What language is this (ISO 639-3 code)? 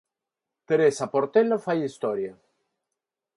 glg